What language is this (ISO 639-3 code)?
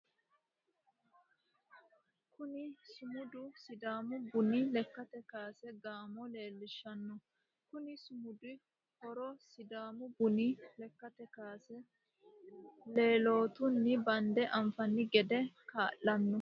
sid